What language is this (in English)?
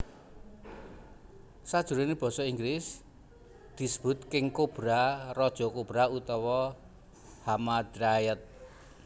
Javanese